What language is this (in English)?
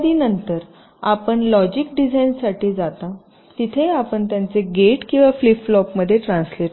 Marathi